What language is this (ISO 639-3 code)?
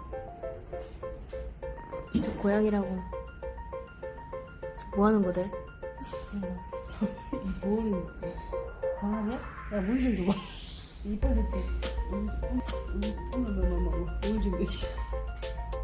kor